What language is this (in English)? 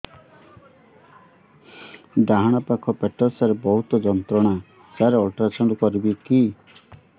Odia